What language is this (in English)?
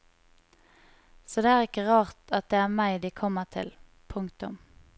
Norwegian